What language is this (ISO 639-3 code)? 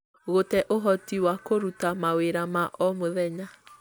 kik